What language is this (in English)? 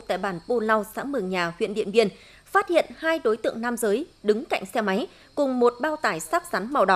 Vietnamese